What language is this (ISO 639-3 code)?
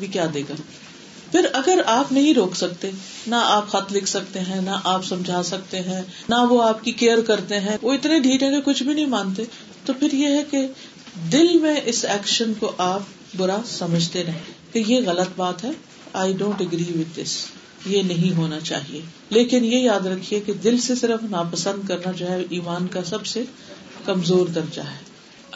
urd